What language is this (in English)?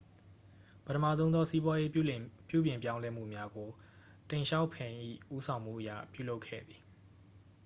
Burmese